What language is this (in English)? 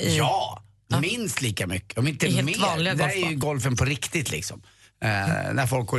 Swedish